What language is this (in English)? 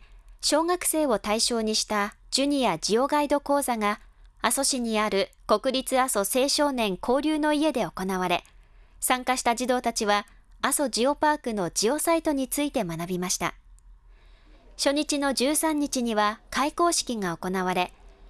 Japanese